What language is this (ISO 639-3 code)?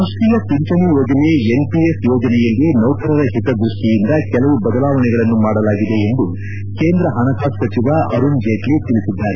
kan